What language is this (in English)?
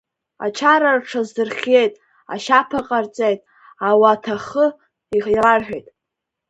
Abkhazian